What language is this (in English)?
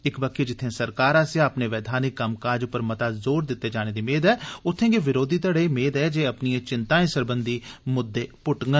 Dogri